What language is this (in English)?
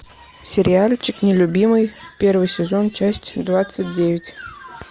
Russian